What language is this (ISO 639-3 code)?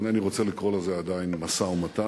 heb